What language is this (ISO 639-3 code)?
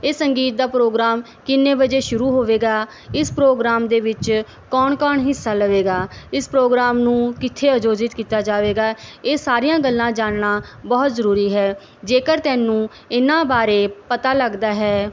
pan